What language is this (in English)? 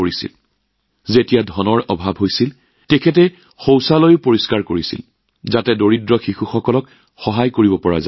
Assamese